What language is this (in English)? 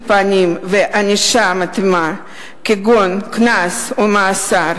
Hebrew